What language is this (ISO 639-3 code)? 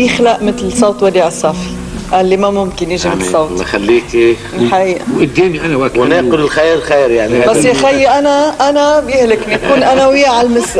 ara